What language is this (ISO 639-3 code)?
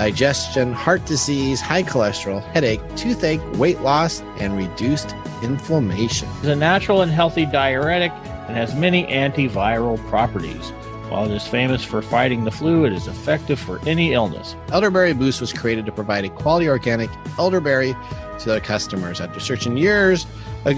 eng